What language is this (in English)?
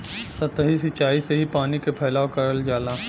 Bhojpuri